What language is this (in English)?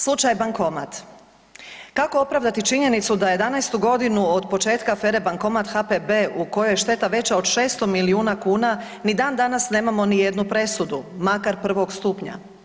Croatian